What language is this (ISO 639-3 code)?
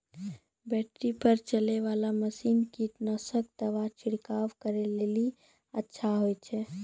mai